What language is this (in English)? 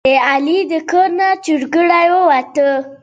Pashto